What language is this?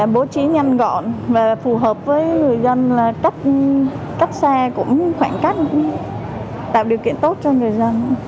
Vietnamese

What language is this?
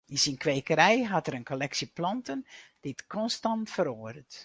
Western Frisian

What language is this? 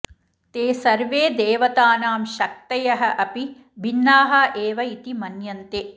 Sanskrit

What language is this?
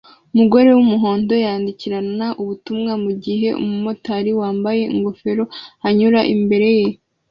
Kinyarwanda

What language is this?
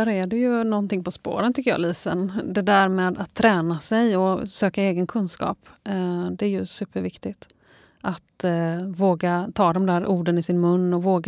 Swedish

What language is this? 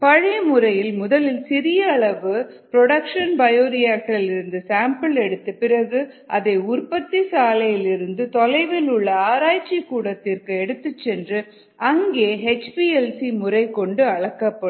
Tamil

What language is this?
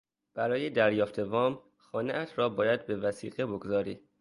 Persian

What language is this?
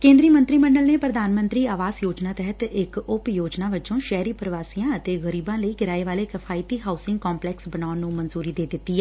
Punjabi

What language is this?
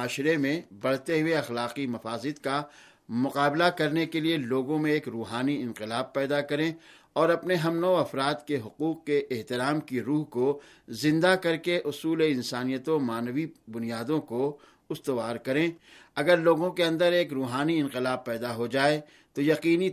Urdu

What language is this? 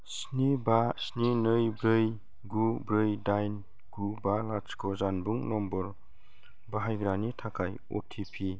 Bodo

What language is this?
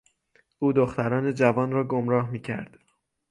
Persian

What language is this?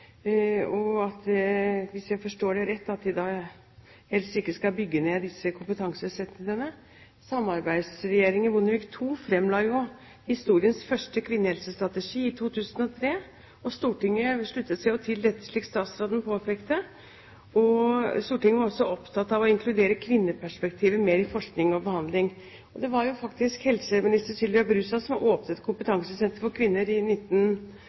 Norwegian Bokmål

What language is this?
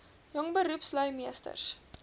Afrikaans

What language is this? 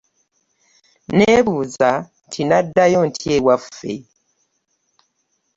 Ganda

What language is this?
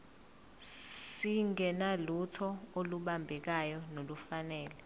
Zulu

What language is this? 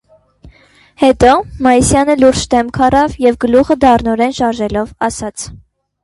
Armenian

